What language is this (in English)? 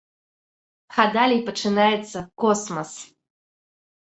Belarusian